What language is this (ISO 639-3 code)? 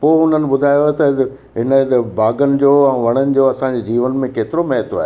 snd